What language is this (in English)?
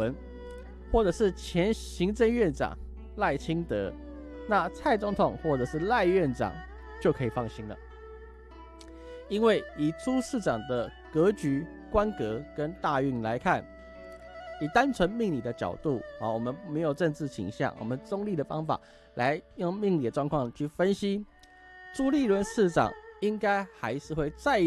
Chinese